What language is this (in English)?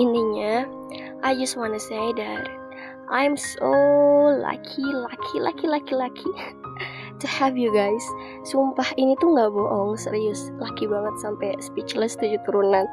Indonesian